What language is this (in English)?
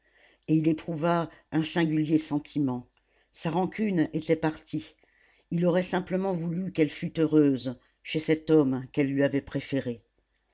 French